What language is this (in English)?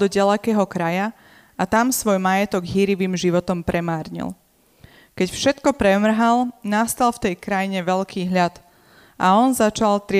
Slovak